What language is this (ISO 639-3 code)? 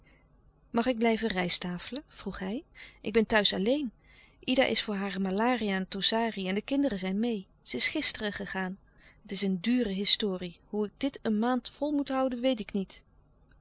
nld